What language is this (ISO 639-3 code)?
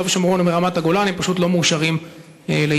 heb